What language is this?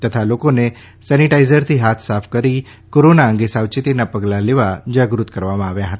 Gujarati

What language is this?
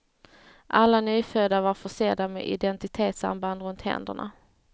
Swedish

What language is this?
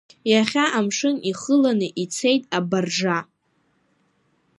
Abkhazian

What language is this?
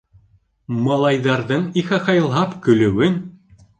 Bashkir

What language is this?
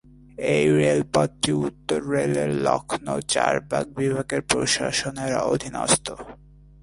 Bangla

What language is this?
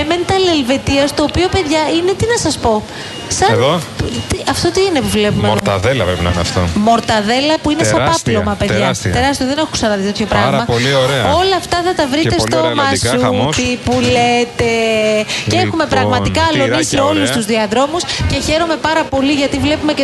Greek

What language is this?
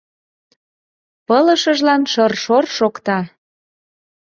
Mari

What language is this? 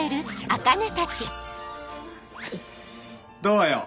Japanese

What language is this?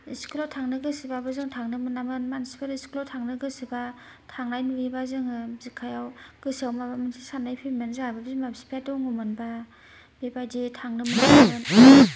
Bodo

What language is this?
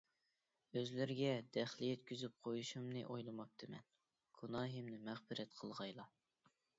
Uyghur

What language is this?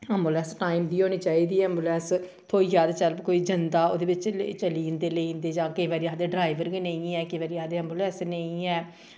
Dogri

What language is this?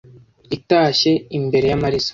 Kinyarwanda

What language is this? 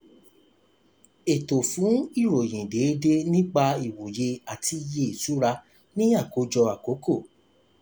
Yoruba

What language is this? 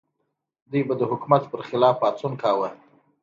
Pashto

